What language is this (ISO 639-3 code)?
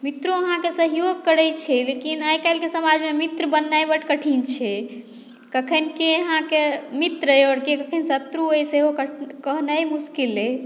mai